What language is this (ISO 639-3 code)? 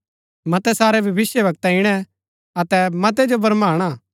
gbk